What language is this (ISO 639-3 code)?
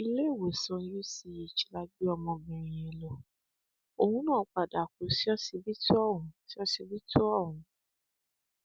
yor